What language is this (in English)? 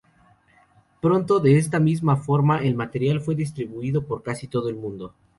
Spanish